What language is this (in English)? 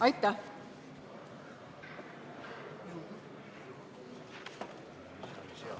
Estonian